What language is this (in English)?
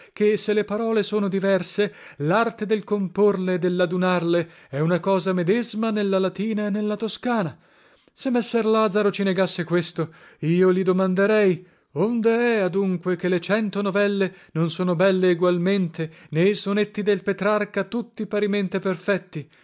Italian